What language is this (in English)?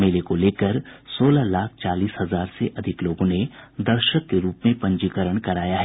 Hindi